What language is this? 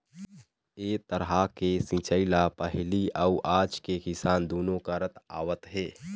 Chhattisgarhi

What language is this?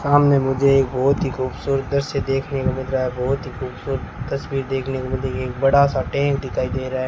Hindi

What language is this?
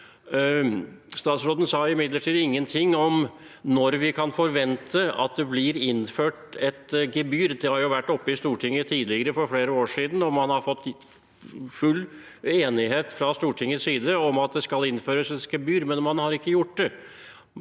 Norwegian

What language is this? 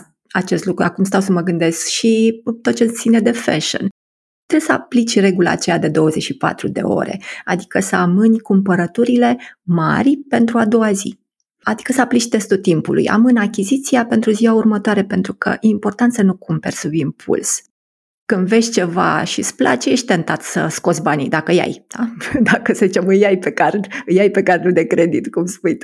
Romanian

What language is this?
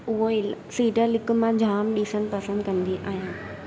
Sindhi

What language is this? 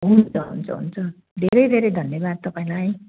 Nepali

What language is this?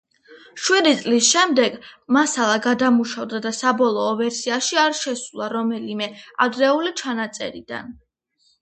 Georgian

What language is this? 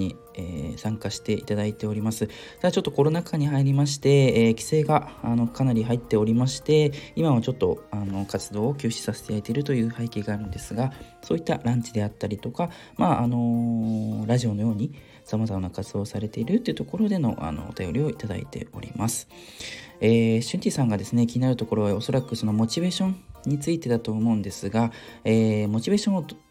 Japanese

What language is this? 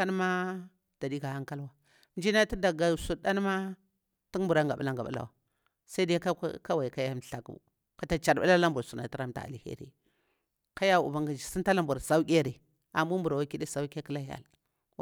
Bura-Pabir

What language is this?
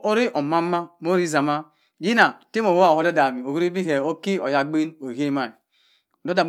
Cross River Mbembe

